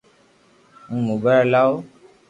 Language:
Loarki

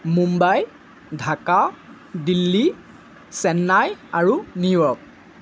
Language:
Assamese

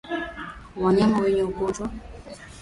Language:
Swahili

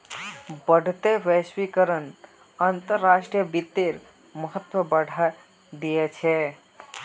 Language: Magahi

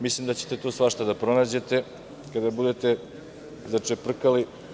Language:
Serbian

